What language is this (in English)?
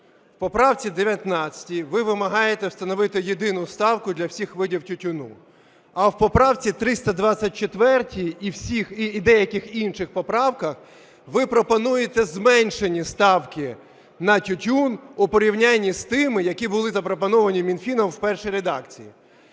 Ukrainian